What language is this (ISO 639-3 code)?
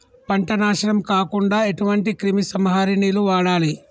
tel